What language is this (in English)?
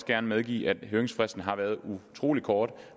Danish